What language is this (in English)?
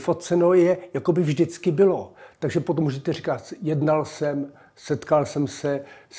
Czech